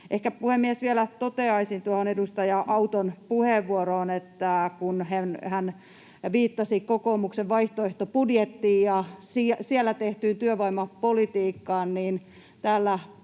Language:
Finnish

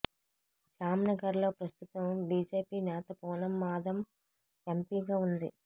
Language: Telugu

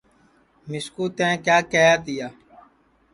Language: Sansi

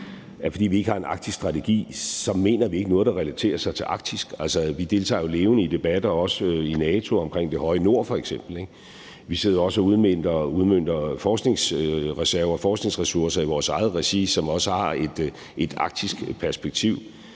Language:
Danish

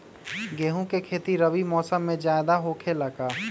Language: Magahi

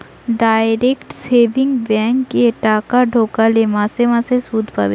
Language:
Bangla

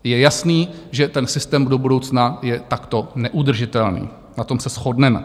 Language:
Czech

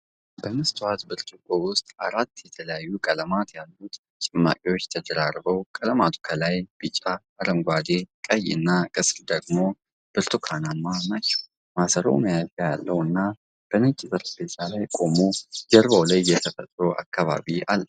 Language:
Amharic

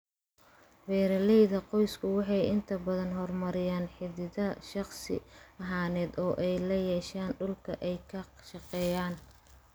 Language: Somali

